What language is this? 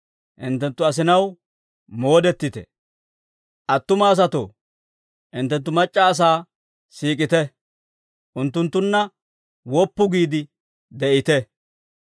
Dawro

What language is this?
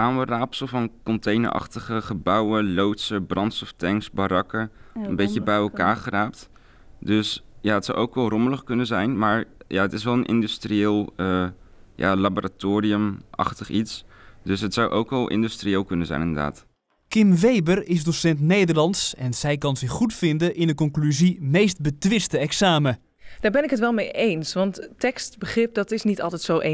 Dutch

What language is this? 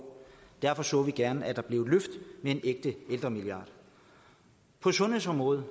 Danish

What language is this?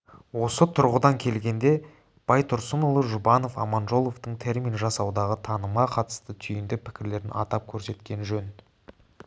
Kazakh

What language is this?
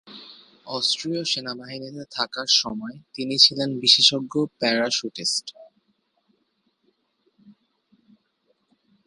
Bangla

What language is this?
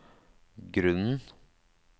Norwegian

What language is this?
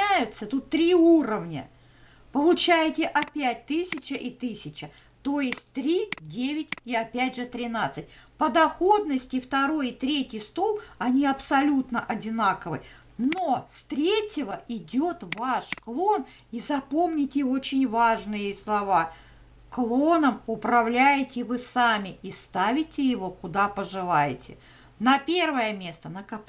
Russian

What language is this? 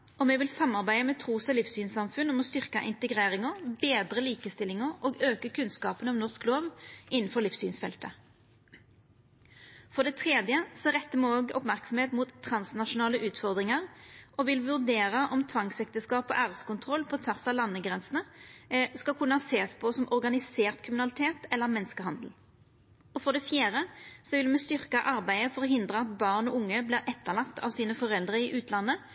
Norwegian Nynorsk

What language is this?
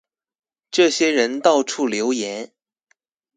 Chinese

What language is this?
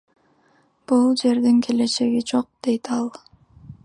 Kyrgyz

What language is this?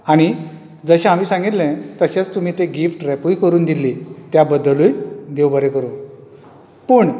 Konkani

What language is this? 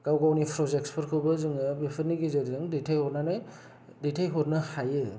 Bodo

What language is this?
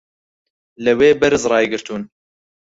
Central Kurdish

